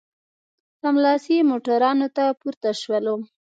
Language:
Pashto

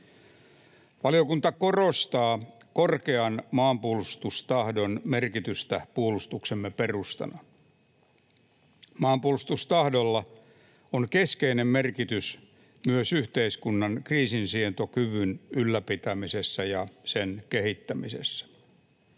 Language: Finnish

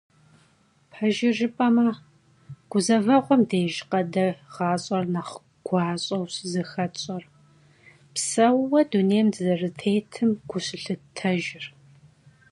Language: Kabardian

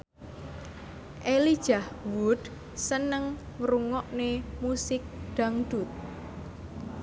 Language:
Javanese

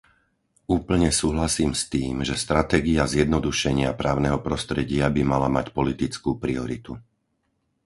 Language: Slovak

